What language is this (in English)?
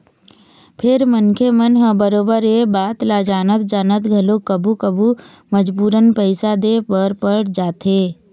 Chhattisgarhi